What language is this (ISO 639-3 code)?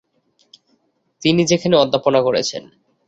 ben